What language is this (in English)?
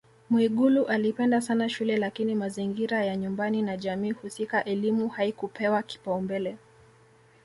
Swahili